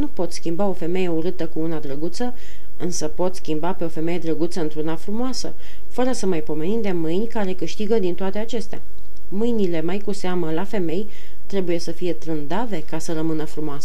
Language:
Romanian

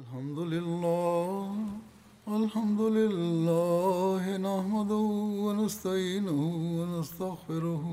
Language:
Bulgarian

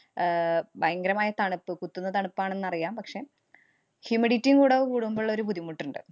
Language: Malayalam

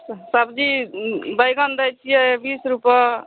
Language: Maithili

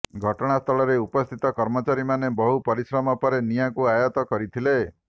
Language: Odia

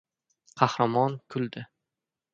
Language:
Uzbek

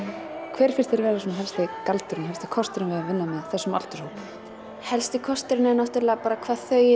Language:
Icelandic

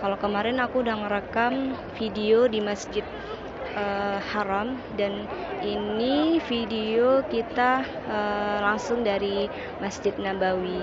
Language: Indonesian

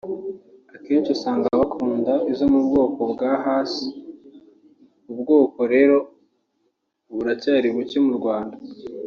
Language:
Kinyarwanda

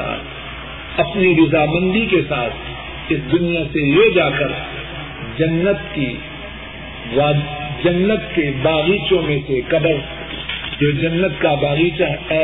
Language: Urdu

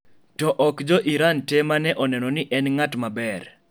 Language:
Luo (Kenya and Tanzania)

